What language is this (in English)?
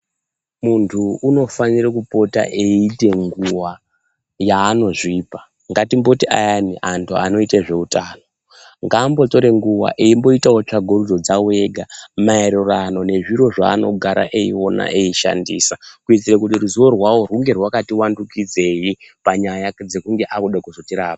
Ndau